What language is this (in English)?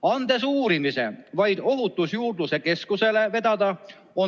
Estonian